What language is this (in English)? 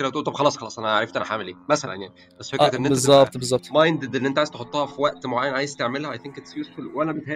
Arabic